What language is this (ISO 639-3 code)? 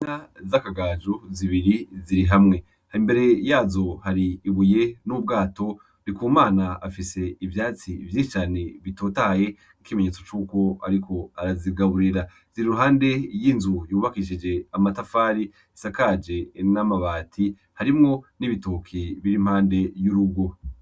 run